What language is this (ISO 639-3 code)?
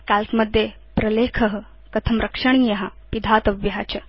san